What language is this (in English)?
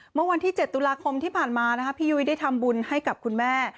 Thai